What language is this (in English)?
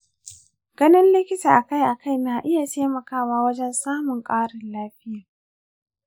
Hausa